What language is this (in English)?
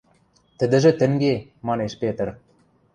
Western Mari